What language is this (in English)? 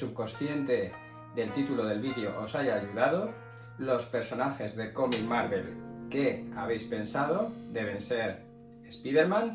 Spanish